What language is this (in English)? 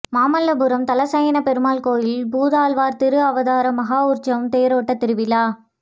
Tamil